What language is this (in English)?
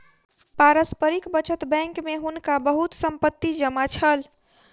Maithili